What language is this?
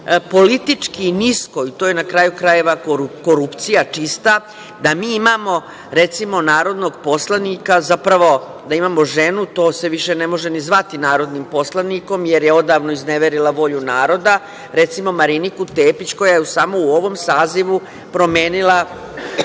Serbian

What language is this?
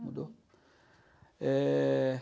Portuguese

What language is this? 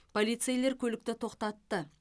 Kazakh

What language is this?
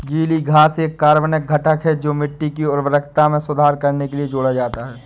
Hindi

